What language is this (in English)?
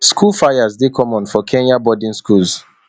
Nigerian Pidgin